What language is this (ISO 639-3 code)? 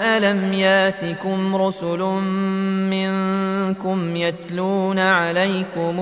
ara